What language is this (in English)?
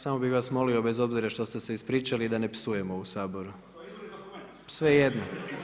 Croatian